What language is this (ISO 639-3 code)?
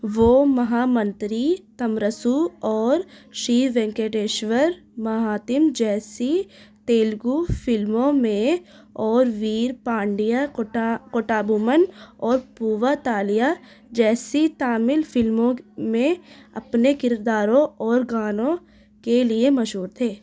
urd